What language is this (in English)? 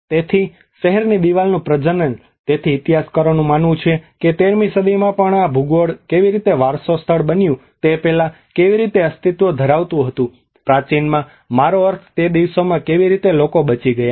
Gujarati